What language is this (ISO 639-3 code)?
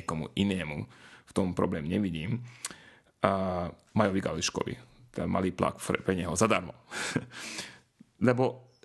slk